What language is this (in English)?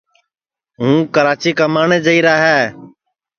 Sansi